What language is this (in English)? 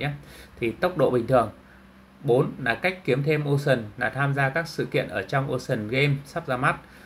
Vietnamese